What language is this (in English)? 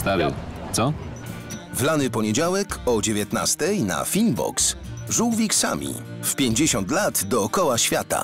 Polish